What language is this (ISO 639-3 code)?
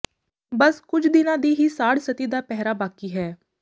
pan